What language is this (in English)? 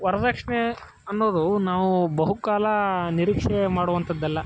Kannada